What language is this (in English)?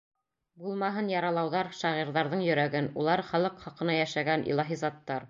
Bashkir